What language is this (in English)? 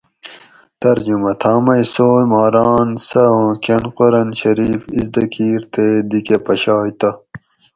Gawri